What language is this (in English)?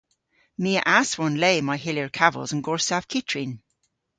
Cornish